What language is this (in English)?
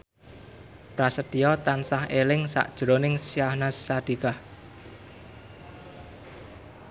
Javanese